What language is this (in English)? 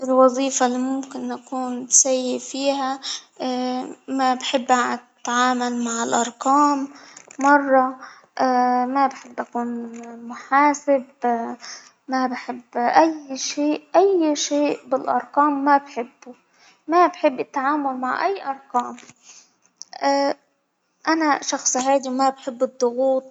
Hijazi Arabic